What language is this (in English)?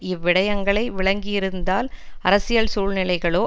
Tamil